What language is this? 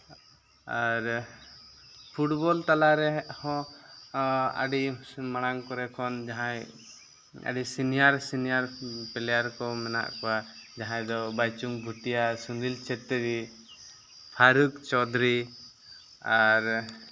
Santali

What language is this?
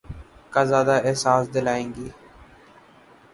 Urdu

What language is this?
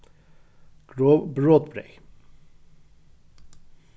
Faroese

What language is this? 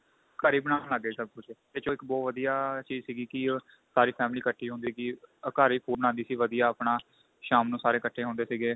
Punjabi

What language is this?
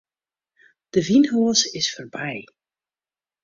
Western Frisian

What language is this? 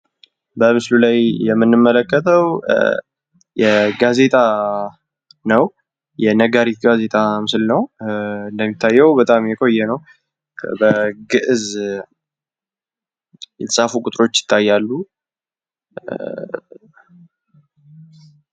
Amharic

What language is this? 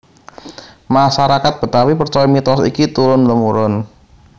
Javanese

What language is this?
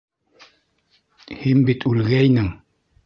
Bashkir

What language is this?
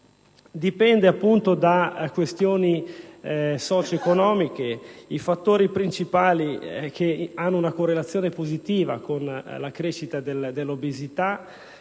Italian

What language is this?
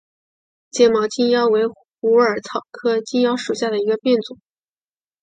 Chinese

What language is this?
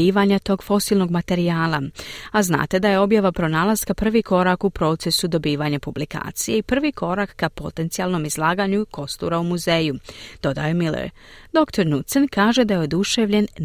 Croatian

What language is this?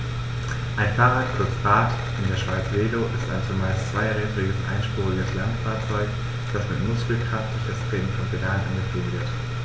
German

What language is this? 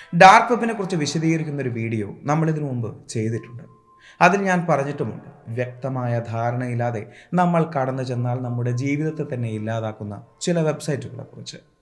Malayalam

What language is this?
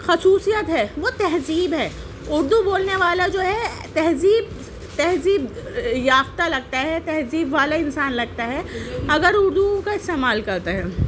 Urdu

